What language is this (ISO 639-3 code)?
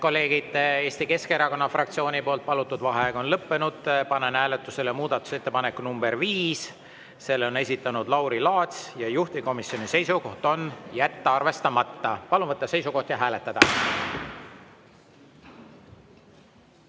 est